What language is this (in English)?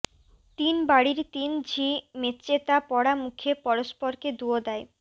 Bangla